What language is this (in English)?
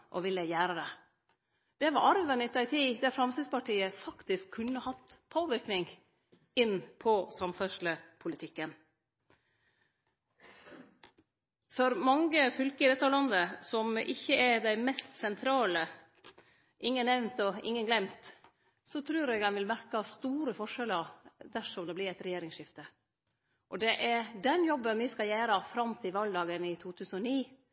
Norwegian Nynorsk